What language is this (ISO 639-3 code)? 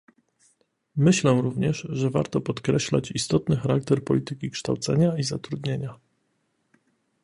pol